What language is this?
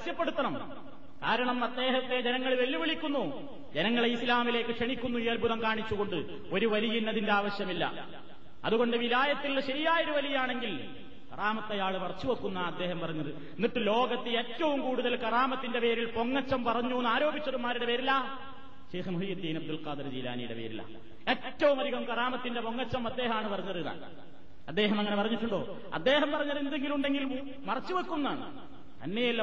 Malayalam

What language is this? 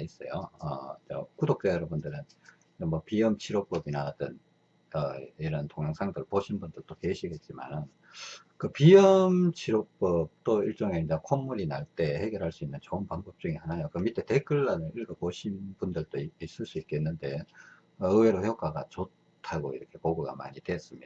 Korean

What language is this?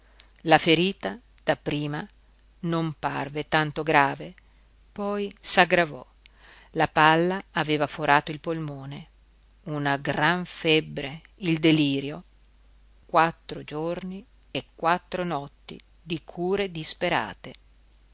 Italian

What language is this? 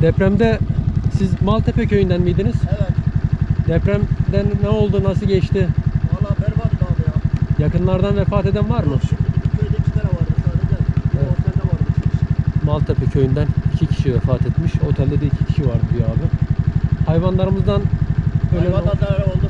Turkish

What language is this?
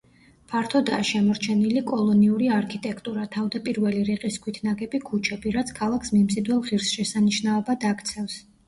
Georgian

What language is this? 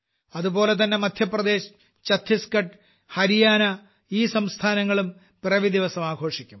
Malayalam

